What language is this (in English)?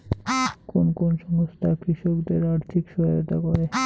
Bangla